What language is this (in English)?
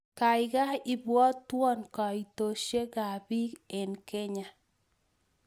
Kalenjin